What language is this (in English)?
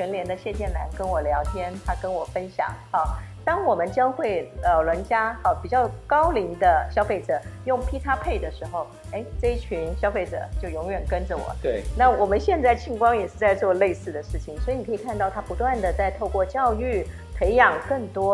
Chinese